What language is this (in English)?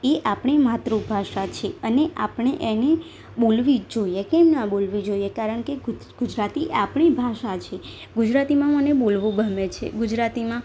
Gujarati